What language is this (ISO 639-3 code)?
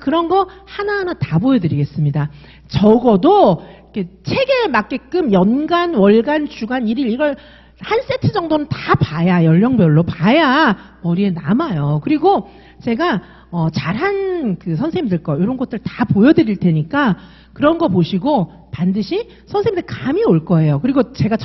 kor